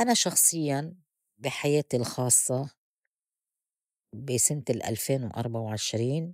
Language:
North Levantine Arabic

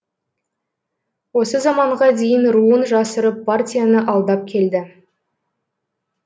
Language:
Kazakh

